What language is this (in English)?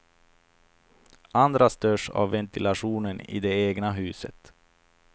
Swedish